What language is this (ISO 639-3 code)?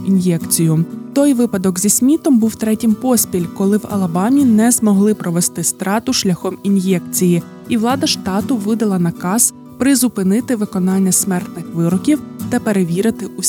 ukr